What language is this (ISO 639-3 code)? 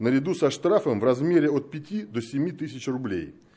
rus